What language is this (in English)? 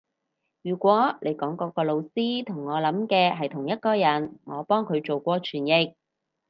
Cantonese